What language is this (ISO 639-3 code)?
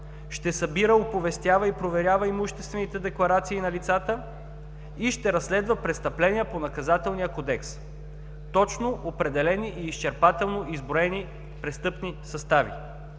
bul